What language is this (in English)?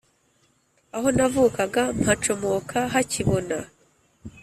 Kinyarwanda